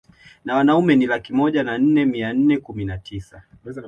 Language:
Swahili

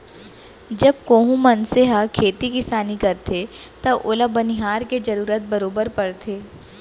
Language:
Chhattisgarhi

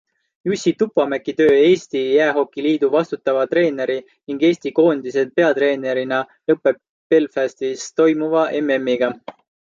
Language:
Estonian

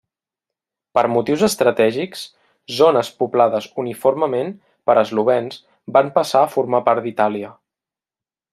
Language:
Catalan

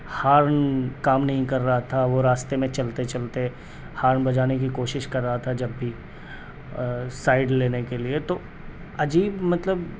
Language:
Urdu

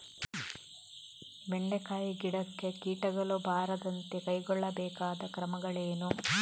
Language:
Kannada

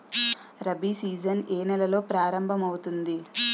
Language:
Telugu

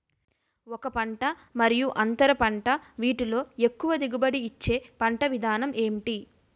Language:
Telugu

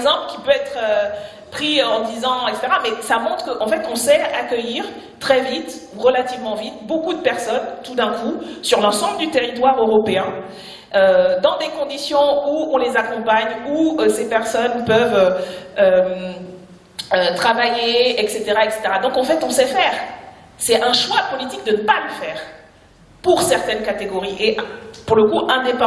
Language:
French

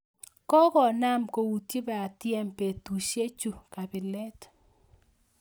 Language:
Kalenjin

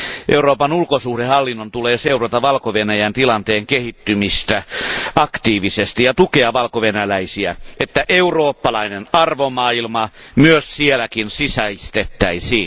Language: Finnish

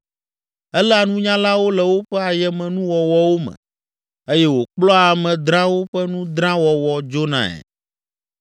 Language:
Ewe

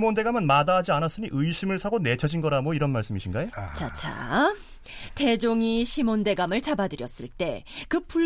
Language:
Korean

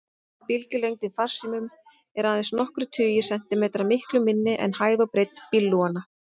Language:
Icelandic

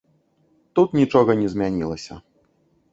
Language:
Belarusian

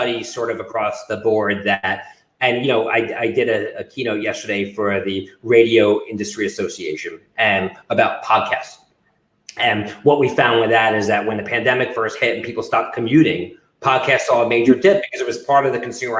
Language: English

